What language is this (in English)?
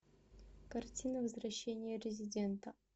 Russian